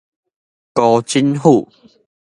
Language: Min Nan Chinese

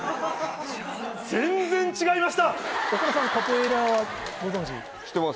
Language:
Japanese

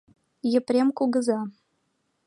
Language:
Mari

